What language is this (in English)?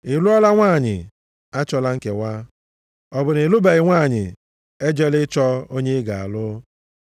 Igbo